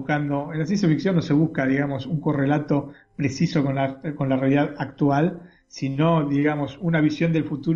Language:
Spanish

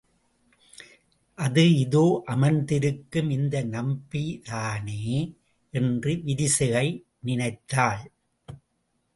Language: Tamil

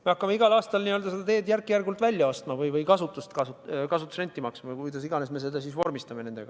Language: Estonian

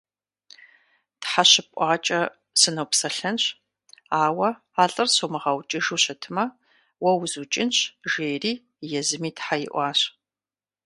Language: Kabardian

